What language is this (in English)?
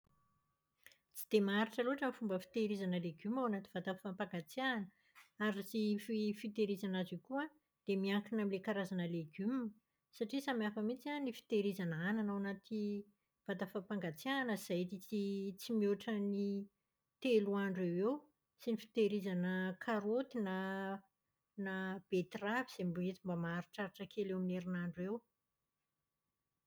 Malagasy